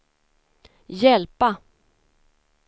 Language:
Swedish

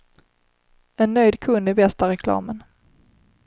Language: Swedish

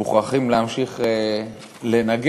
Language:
Hebrew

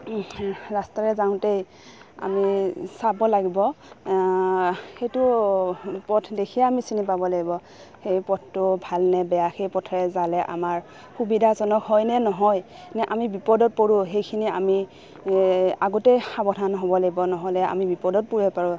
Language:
Assamese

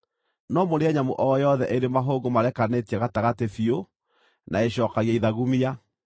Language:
Kikuyu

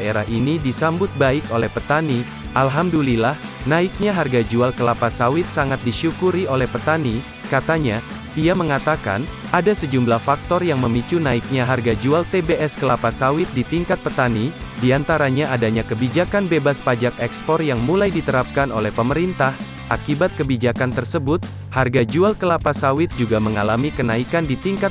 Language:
Indonesian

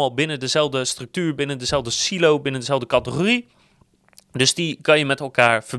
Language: Dutch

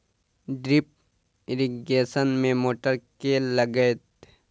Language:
Maithili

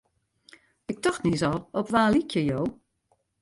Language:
Western Frisian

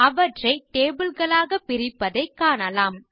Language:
Tamil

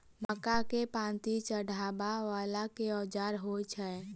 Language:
Maithili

